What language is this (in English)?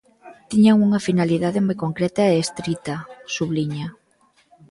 Galician